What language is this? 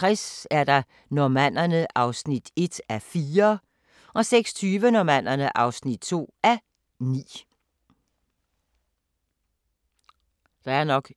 Danish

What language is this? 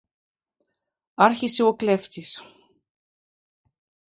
Greek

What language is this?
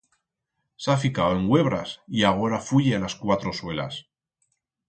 Aragonese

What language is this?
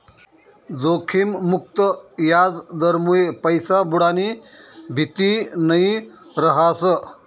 Marathi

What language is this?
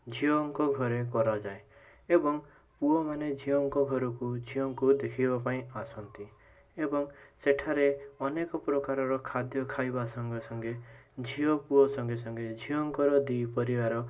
Odia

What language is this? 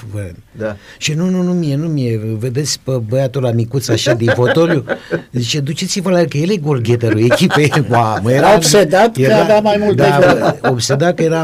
Romanian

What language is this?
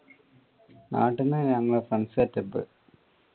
Malayalam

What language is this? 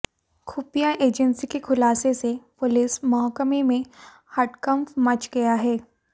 Hindi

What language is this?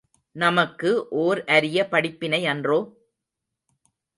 Tamil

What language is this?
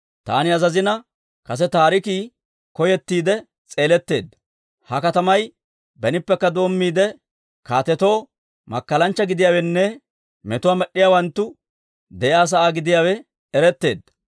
Dawro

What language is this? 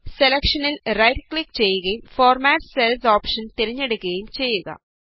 Malayalam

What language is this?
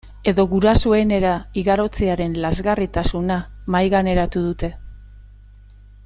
Basque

